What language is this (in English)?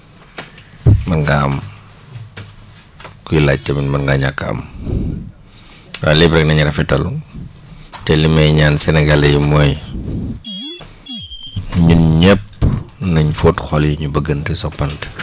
Wolof